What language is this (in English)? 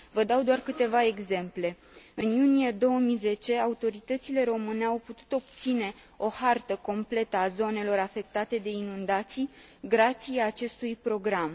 Romanian